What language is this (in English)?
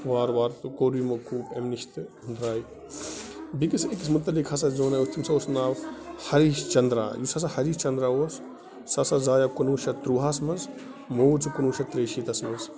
Kashmiri